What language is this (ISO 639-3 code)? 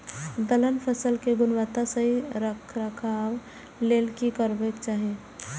mai